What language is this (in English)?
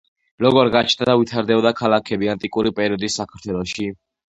Georgian